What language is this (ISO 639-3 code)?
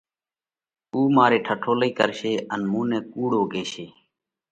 kvx